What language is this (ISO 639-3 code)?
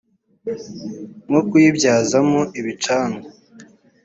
kin